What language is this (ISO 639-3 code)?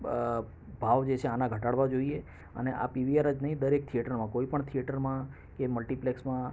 guj